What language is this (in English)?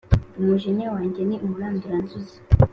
Kinyarwanda